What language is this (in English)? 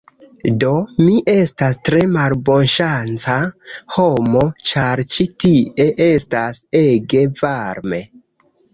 Esperanto